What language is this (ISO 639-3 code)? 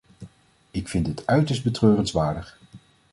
nld